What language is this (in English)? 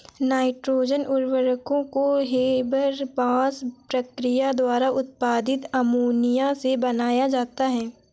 Hindi